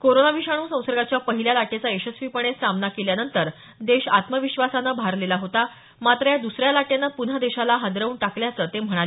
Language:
Marathi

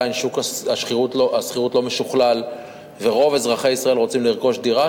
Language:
Hebrew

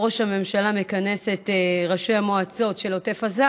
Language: Hebrew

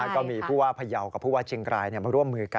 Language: Thai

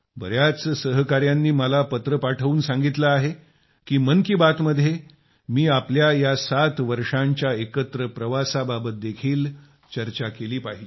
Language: Marathi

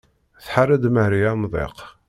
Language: Kabyle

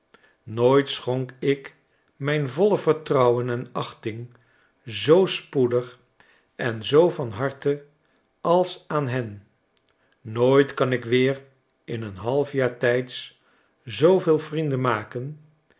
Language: Dutch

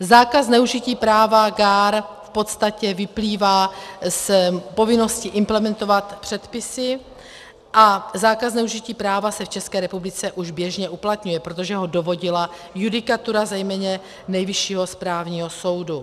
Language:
Czech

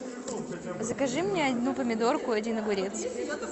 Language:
Russian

